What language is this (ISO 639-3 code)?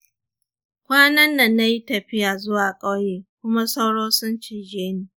hau